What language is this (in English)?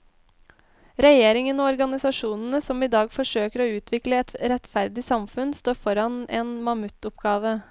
Norwegian